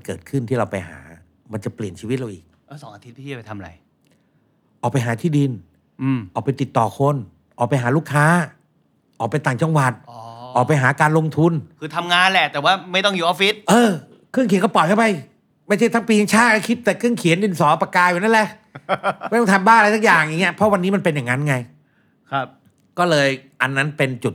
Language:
Thai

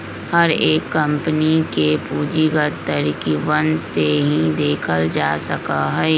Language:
Magahi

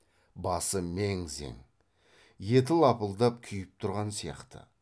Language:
Kazakh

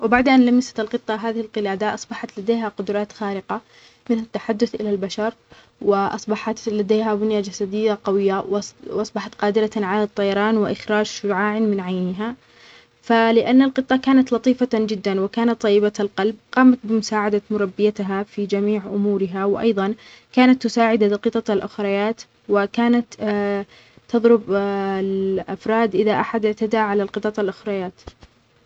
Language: Omani Arabic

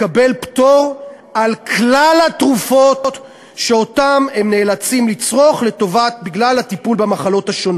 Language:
Hebrew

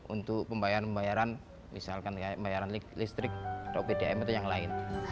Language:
Indonesian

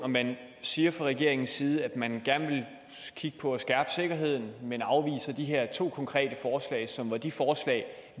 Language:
Danish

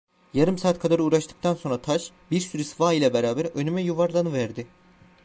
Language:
Turkish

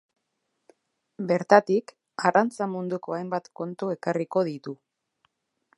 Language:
Basque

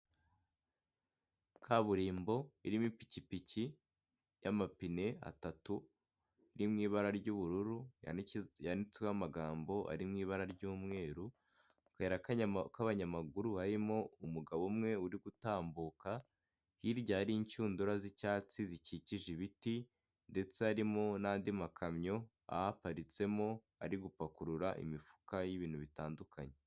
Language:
Kinyarwanda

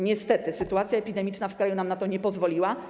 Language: Polish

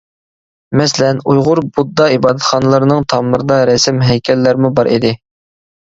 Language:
Uyghur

